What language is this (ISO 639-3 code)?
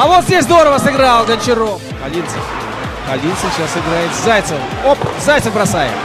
rus